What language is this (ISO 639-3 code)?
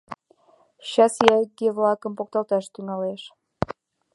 chm